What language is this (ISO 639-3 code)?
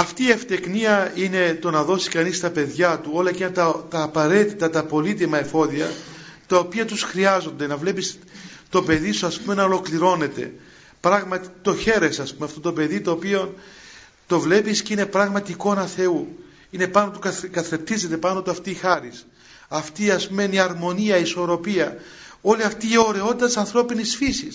ell